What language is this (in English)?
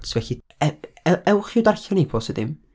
Welsh